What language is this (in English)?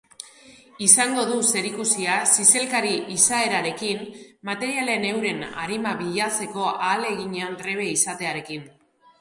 Basque